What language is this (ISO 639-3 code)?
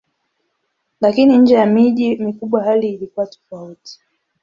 swa